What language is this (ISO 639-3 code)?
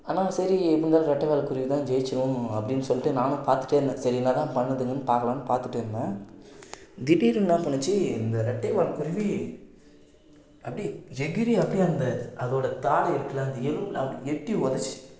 tam